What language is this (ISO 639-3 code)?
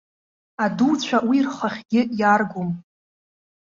abk